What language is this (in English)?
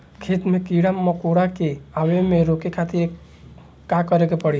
Bhojpuri